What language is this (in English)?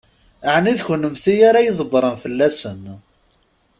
Kabyle